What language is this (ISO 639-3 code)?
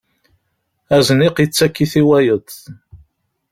kab